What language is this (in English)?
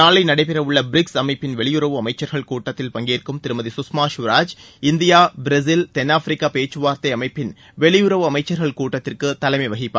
Tamil